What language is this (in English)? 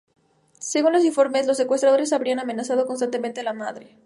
Spanish